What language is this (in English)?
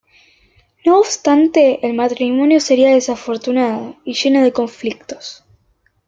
Spanish